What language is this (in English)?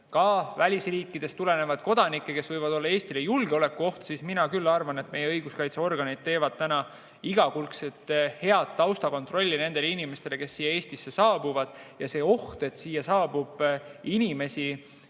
Estonian